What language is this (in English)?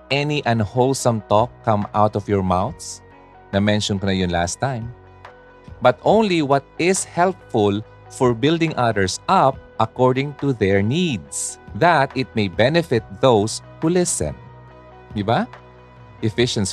Filipino